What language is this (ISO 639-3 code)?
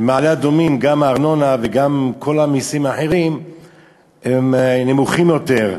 heb